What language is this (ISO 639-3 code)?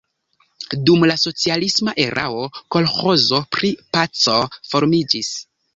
epo